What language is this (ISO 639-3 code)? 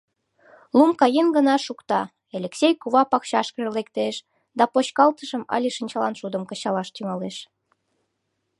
chm